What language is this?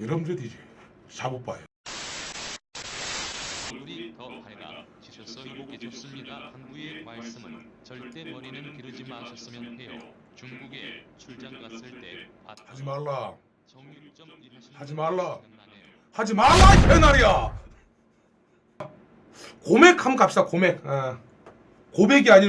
Korean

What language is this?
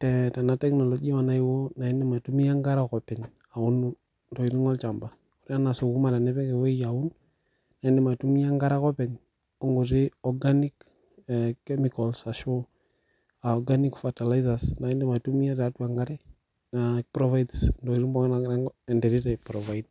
Masai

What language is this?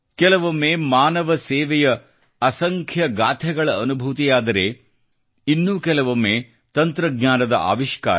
Kannada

